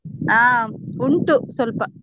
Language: Kannada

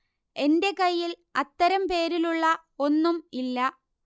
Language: Malayalam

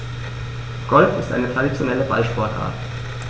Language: German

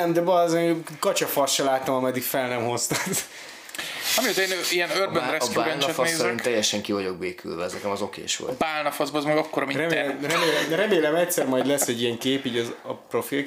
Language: Hungarian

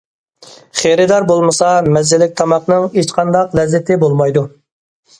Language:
Uyghur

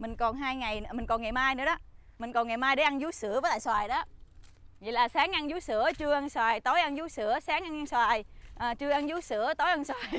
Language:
Vietnamese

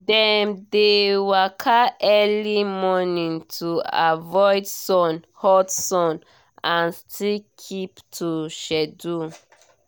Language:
Nigerian Pidgin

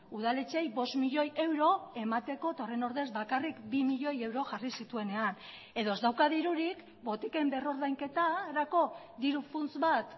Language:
Basque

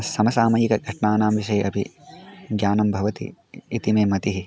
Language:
Sanskrit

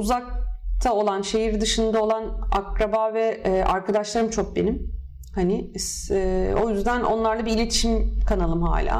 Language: Turkish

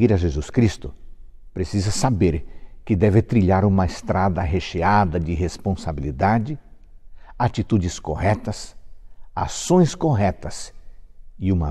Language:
Portuguese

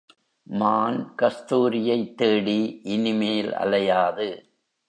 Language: Tamil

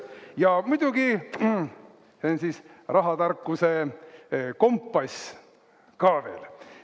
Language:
Estonian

